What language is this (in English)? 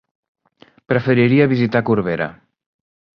Catalan